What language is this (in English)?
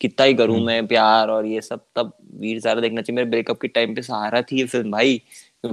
Hindi